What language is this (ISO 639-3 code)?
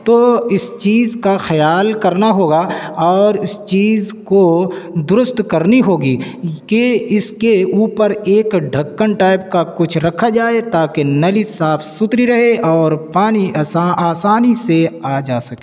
urd